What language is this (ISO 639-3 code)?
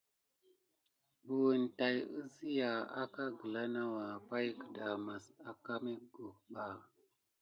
gid